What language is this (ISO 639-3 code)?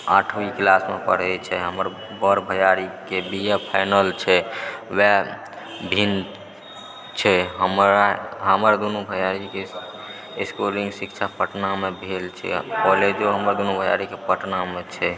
mai